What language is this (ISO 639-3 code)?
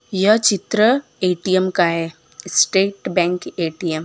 hin